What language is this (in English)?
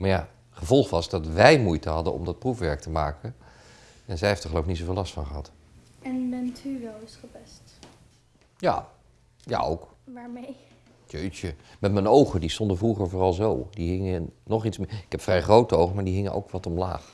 Dutch